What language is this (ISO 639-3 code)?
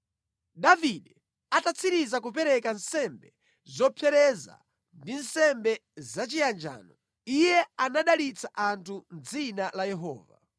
nya